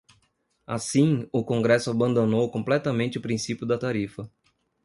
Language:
Portuguese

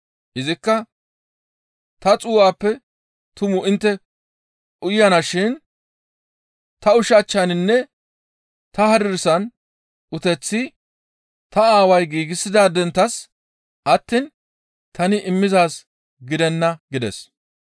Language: Gamo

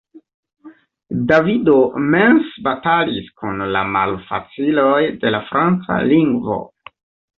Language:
Esperanto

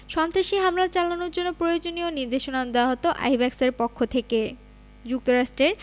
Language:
Bangla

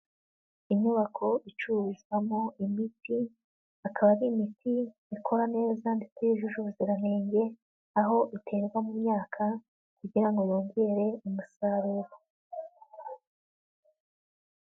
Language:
Kinyarwanda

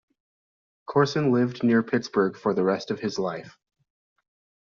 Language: English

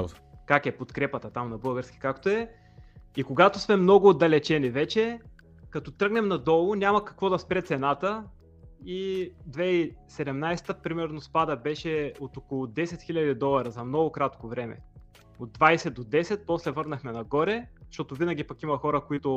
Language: Bulgarian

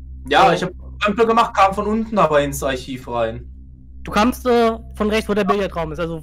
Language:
German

